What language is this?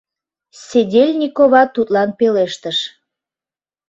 Mari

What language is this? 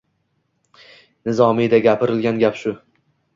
Uzbek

